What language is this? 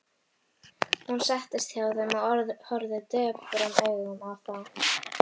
Icelandic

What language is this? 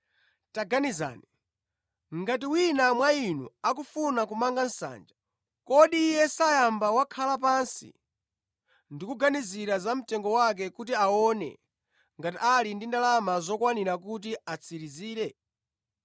Nyanja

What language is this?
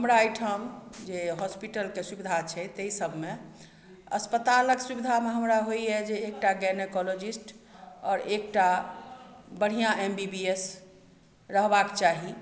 Maithili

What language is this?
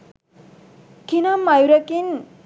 Sinhala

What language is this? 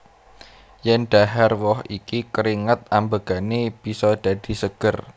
Javanese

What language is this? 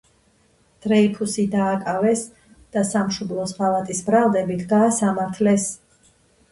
Georgian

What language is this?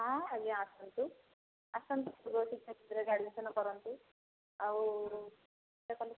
Odia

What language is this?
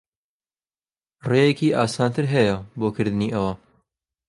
Central Kurdish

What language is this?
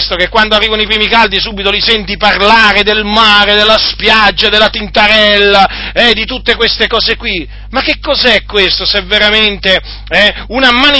Italian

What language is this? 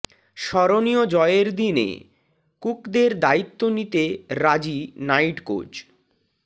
Bangla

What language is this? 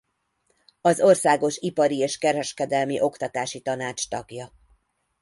Hungarian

